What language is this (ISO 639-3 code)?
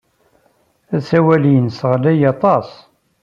kab